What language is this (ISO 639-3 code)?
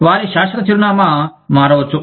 tel